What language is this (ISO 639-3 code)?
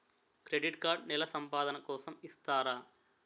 tel